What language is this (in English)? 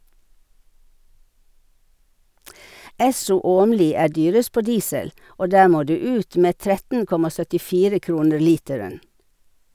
Norwegian